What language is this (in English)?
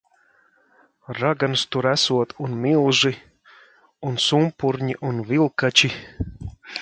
Latvian